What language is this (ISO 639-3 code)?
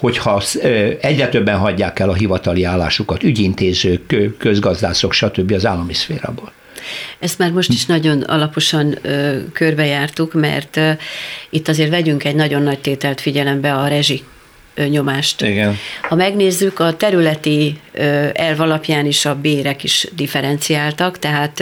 hun